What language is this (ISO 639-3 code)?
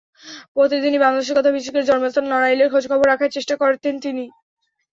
ben